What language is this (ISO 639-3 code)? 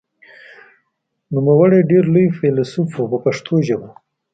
pus